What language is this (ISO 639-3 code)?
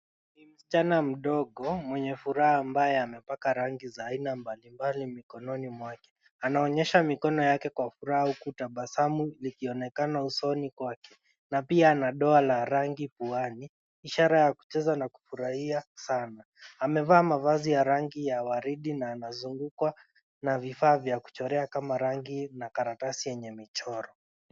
swa